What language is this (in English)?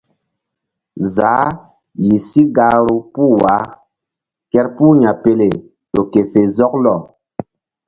Mbum